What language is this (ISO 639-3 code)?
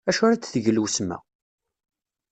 kab